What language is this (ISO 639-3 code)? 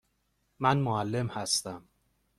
fas